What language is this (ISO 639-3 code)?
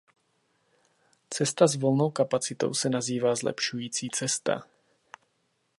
ces